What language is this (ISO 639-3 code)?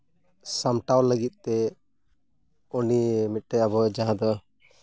sat